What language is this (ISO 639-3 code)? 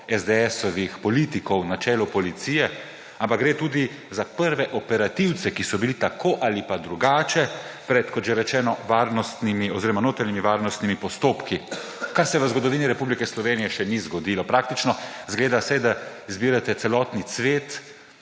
slv